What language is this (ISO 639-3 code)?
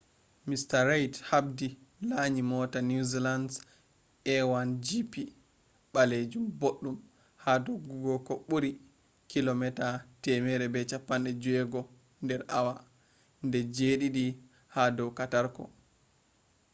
ful